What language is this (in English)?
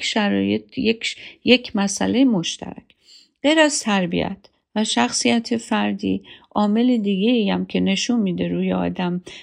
Persian